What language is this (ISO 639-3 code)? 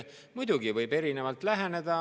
est